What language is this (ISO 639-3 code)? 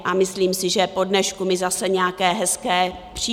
ces